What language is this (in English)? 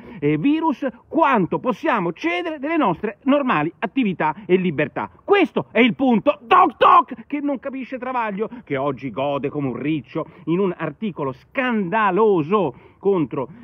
Italian